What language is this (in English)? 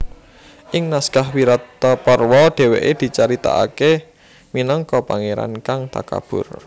Javanese